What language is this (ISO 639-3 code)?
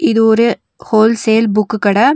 tam